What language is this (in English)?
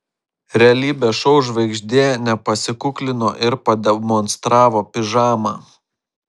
Lithuanian